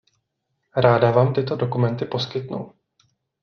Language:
Czech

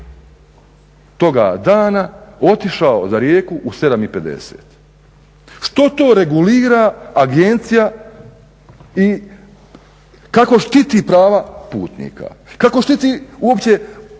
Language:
Croatian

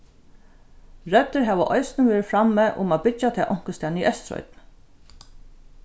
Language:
Faroese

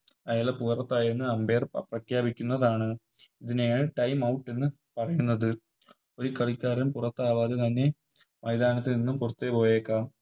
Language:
Malayalam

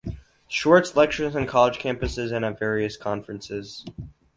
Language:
English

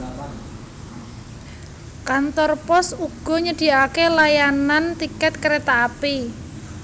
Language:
Javanese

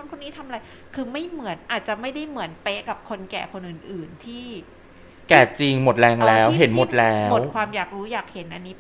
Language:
Thai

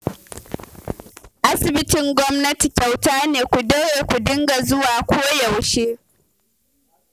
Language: Hausa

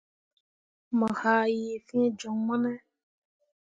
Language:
Mundang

